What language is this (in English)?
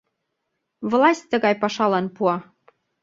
Mari